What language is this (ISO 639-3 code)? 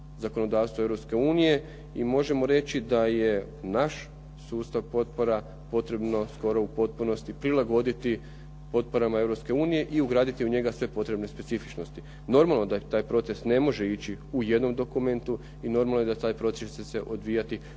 hrv